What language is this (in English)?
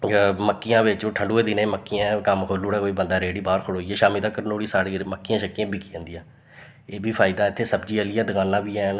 Dogri